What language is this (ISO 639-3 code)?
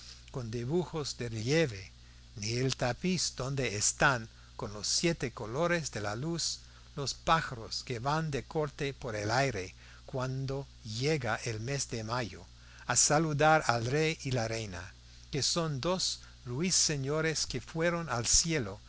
spa